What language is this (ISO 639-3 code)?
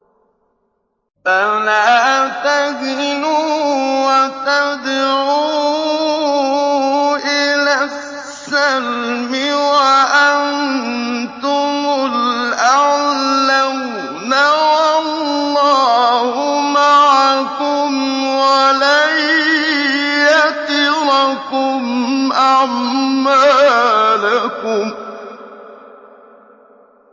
ara